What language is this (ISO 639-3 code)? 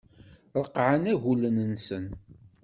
kab